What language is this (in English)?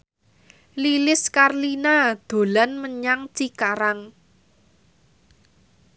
Javanese